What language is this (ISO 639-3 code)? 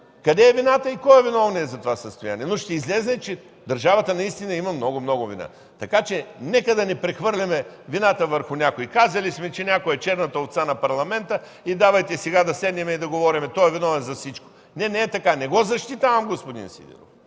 bul